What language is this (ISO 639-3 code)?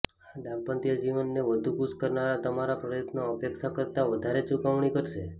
guj